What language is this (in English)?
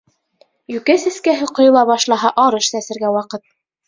Bashkir